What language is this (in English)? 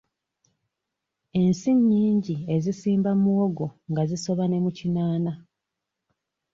Ganda